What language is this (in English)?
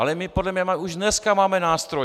Czech